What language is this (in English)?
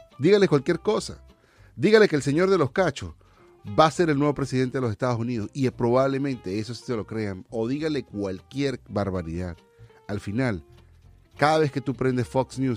Spanish